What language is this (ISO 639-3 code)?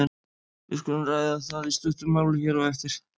isl